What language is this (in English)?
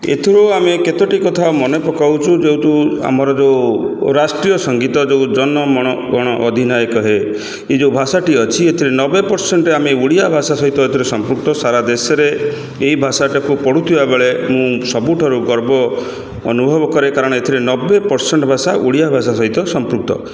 Odia